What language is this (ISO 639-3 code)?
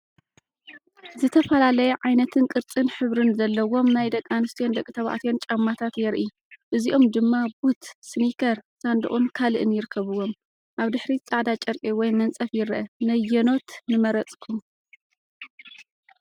tir